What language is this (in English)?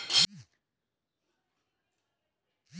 Bhojpuri